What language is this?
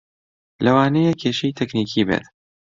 Central Kurdish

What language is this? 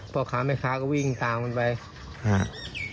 Thai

